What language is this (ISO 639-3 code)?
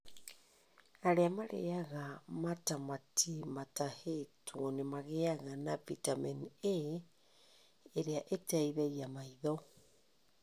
kik